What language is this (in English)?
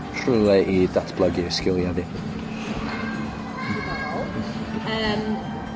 Welsh